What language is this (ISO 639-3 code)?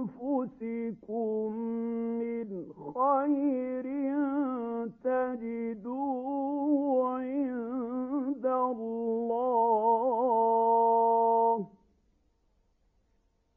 ara